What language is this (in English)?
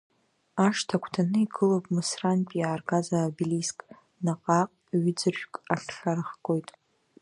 Abkhazian